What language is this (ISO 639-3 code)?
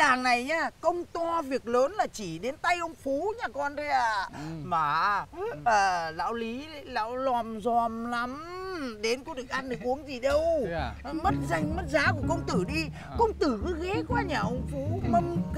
vie